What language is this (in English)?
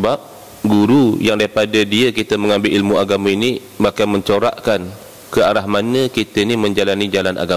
Malay